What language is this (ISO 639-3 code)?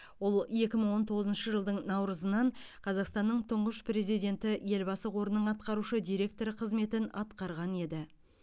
kaz